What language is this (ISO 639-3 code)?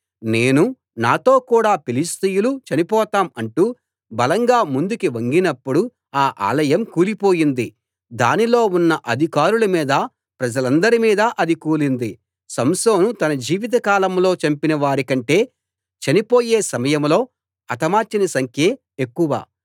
tel